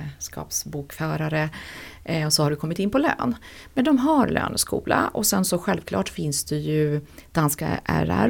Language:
Swedish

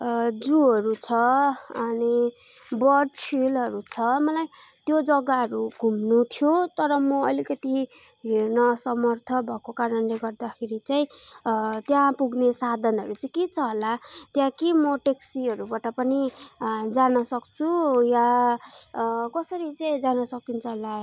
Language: Nepali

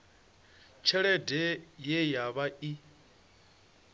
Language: Venda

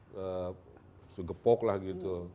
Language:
Indonesian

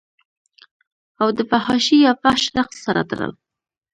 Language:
Pashto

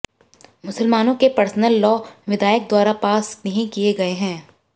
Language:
Hindi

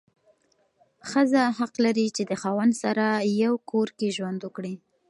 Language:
Pashto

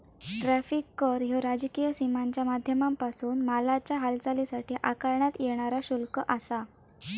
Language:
Marathi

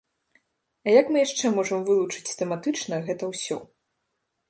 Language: Belarusian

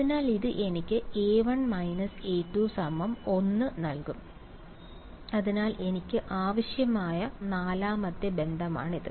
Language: Malayalam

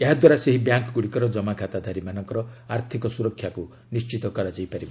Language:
Odia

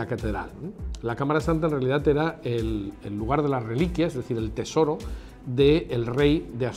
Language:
Spanish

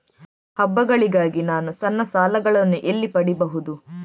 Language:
Kannada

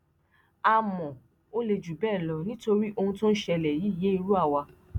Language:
Yoruba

